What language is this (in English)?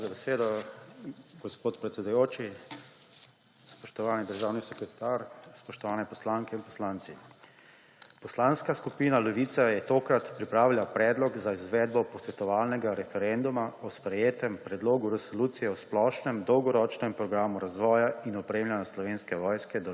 Slovenian